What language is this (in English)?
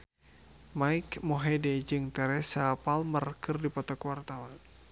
Sundanese